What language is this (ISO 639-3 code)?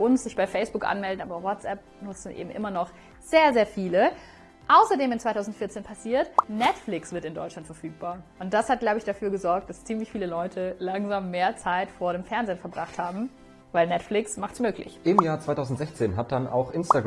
deu